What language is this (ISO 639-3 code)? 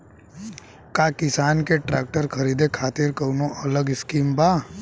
bho